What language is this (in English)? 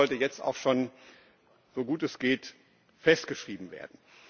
German